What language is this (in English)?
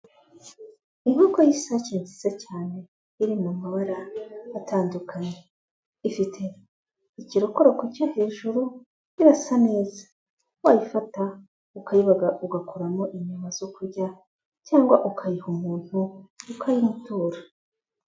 Kinyarwanda